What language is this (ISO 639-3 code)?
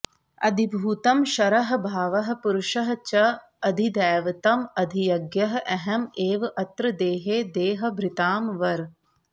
san